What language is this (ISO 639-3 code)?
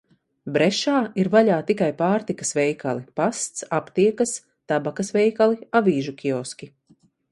lav